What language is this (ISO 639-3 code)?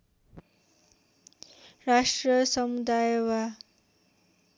nep